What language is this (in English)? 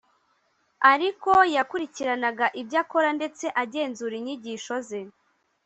Kinyarwanda